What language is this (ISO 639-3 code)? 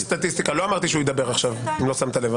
heb